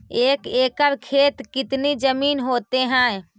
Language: Magahi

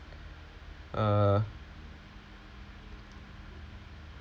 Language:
English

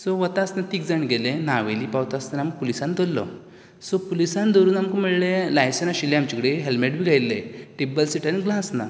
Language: Konkani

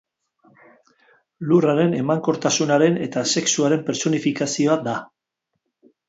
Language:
Basque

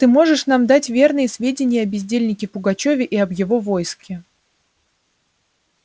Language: Russian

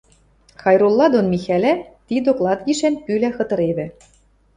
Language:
Western Mari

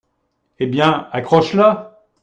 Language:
French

